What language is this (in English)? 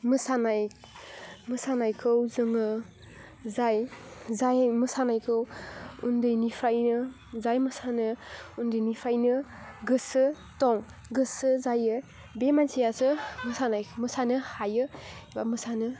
Bodo